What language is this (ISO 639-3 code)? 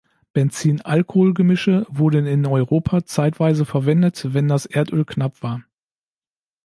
deu